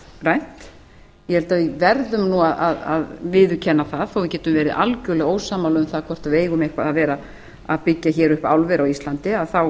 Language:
Icelandic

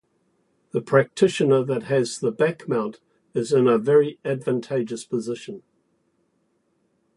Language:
English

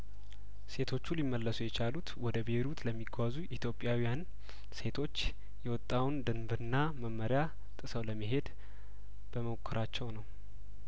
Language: Amharic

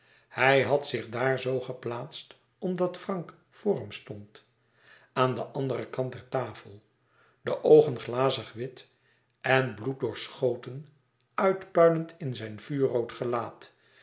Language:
Dutch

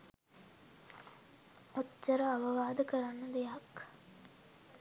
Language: Sinhala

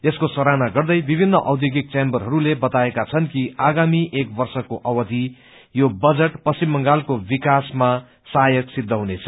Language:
Nepali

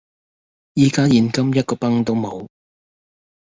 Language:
Cantonese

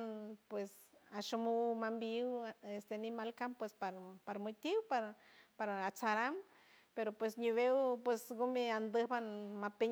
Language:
San Francisco Del Mar Huave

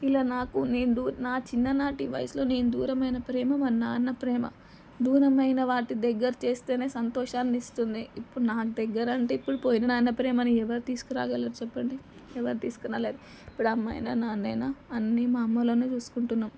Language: Telugu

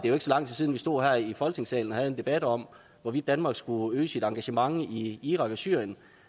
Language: Danish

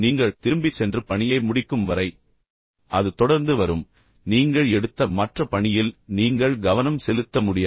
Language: Tamil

